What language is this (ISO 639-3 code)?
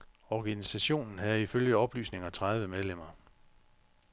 dan